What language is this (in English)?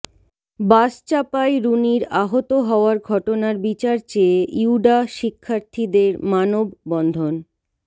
Bangla